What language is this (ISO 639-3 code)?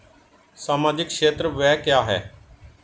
hin